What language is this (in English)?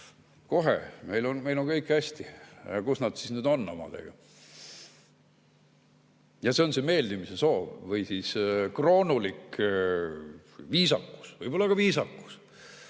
Estonian